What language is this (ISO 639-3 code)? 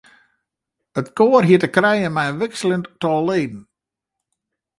fry